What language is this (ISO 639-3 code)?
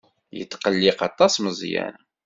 kab